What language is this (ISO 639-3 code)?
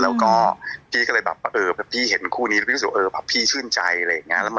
tha